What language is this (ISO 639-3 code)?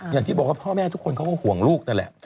tha